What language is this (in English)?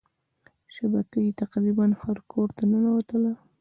Pashto